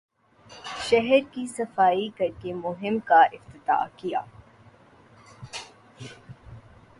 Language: Urdu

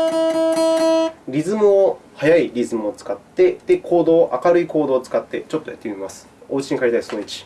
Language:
Japanese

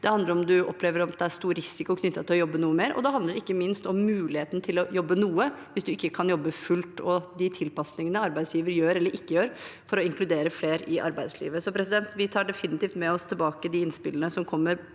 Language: Norwegian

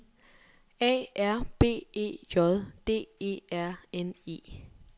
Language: Danish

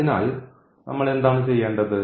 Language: Malayalam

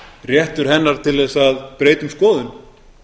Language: Icelandic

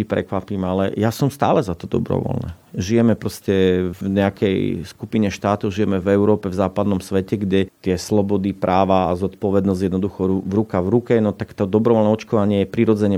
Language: Slovak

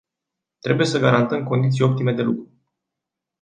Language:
Romanian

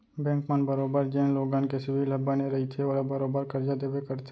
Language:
Chhattisgarhi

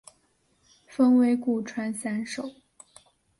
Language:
Chinese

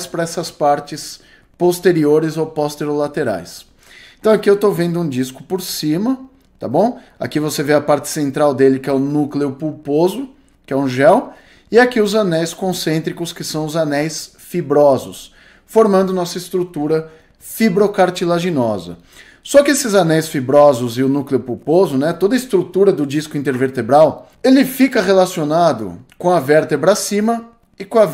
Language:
Portuguese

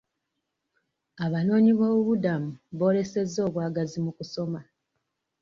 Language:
Ganda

